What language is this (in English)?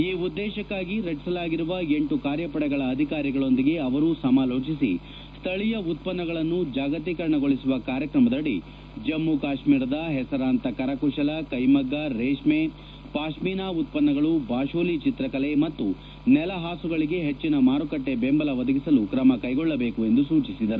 Kannada